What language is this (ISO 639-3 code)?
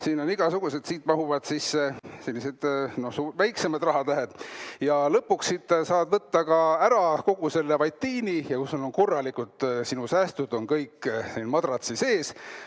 est